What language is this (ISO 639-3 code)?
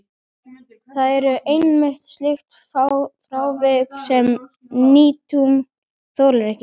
isl